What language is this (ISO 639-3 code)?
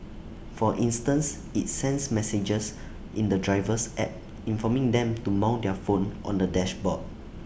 eng